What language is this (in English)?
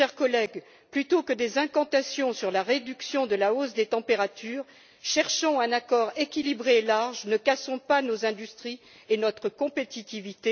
French